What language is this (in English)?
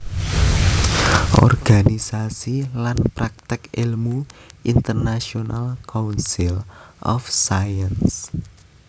Javanese